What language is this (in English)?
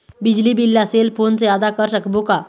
Chhattisgarhi